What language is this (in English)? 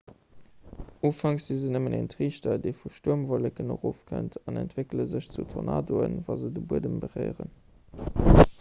Luxembourgish